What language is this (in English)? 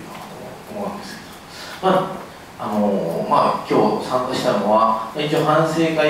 Japanese